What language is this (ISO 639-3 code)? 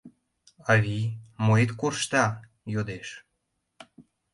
chm